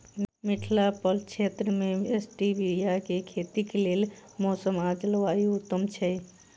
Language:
Maithili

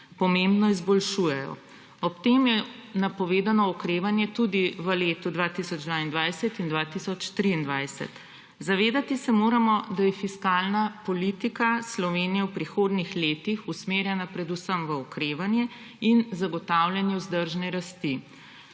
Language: Slovenian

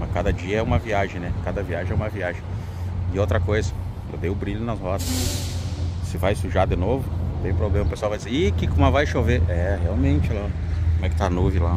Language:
Portuguese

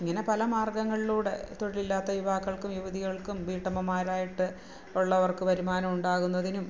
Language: Malayalam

